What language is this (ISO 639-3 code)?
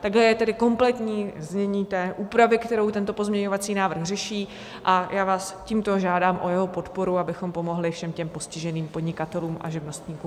ces